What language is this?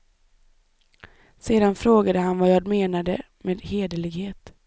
Swedish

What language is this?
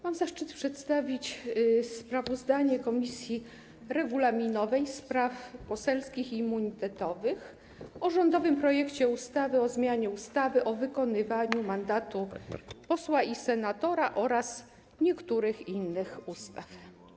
Polish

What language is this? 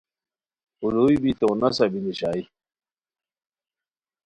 Khowar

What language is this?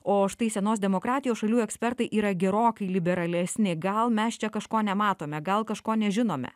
Lithuanian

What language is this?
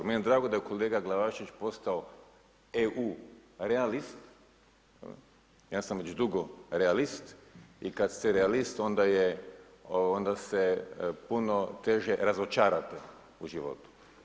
Croatian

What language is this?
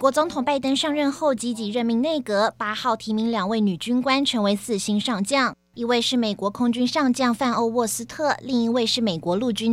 Chinese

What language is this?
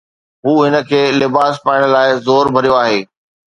Sindhi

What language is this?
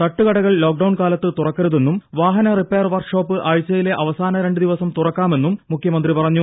Malayalam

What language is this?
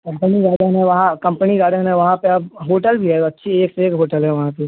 Hindi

